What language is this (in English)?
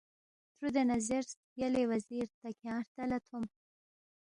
Balti